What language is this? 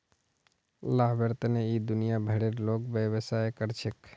Magahi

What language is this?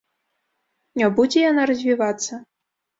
Belarusian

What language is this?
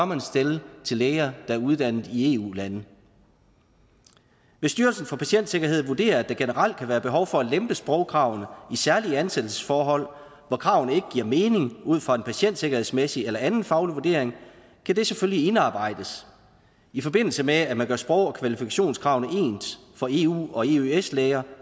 Danish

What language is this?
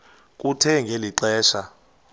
Xhosa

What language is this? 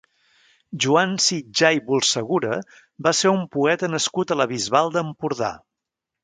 Catalan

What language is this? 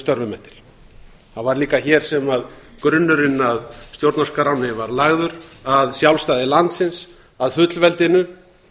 Icelandic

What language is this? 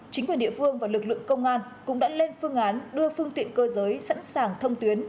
Vietnamese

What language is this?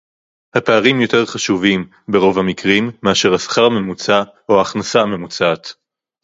Hebrew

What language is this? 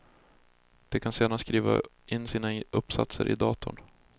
Swedish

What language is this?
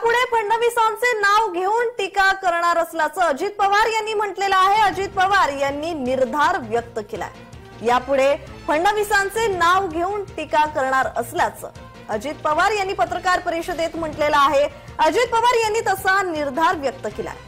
Hindi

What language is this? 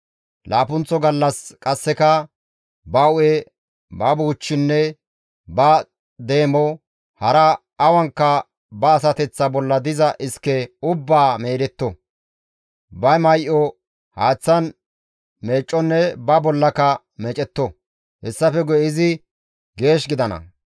Gamo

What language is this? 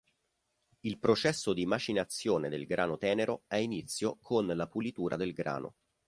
Italian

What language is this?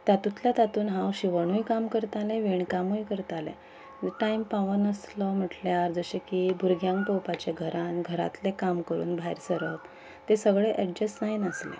Konkani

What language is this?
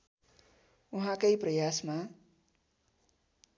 Nepali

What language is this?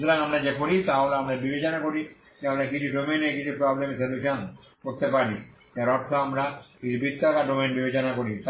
Bangla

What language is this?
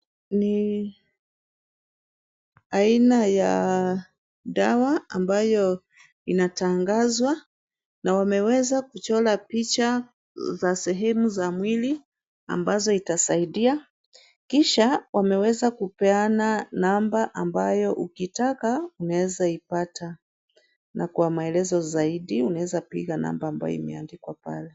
Swahili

